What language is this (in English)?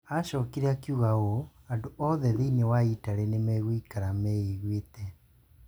Kikuyu